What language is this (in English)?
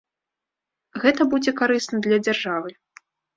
Belarusian